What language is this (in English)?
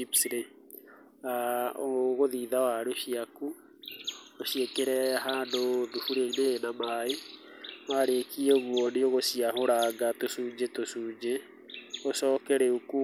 Kikuyu